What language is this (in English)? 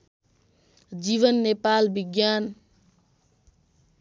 Nepali